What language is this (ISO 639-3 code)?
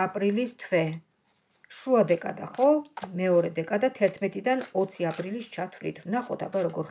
ron